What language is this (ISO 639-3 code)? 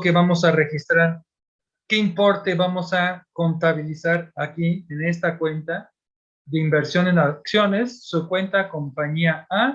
spa